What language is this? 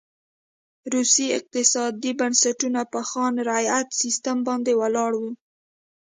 Pashto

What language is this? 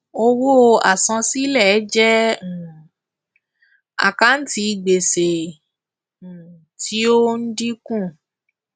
Yoruba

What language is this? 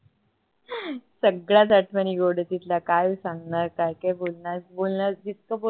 Marathi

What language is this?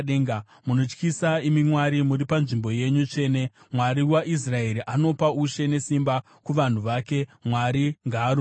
Shona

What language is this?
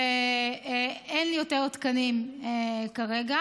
Hebrew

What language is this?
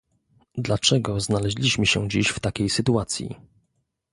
Polish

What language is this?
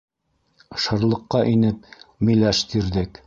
Bashkir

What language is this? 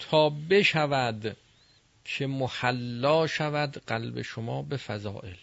Persian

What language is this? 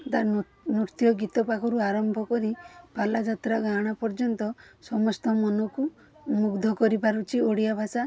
Odia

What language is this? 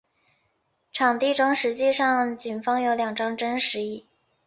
Chinese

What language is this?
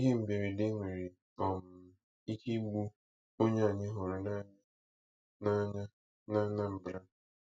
Igbo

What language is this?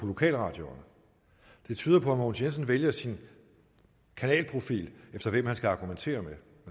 Danish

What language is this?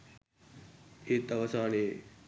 Sinhala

